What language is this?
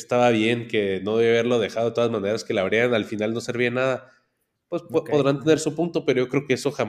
Spanish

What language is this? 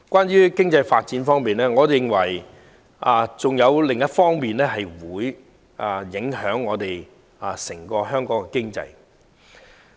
Cantonese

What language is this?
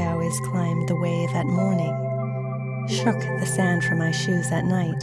English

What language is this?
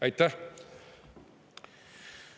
Estonian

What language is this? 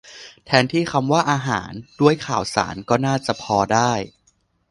Thai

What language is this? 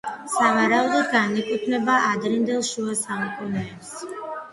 Georgian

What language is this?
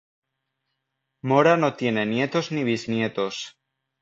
Spanish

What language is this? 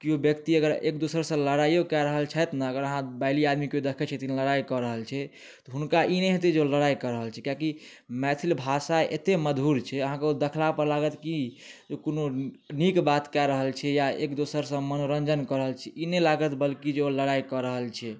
Maithili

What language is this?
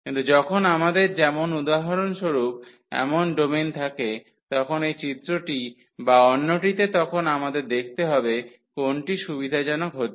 Bangla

